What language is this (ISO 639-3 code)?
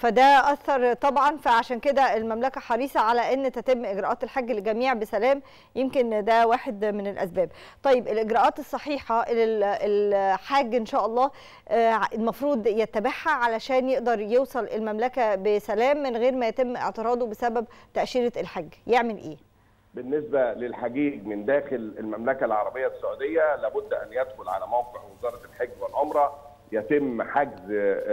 ara